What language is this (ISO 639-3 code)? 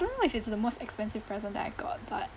eng